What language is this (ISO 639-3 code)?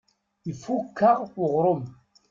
kab